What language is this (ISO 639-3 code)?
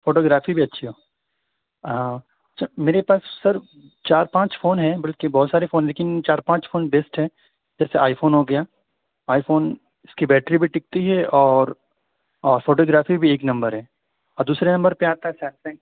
urd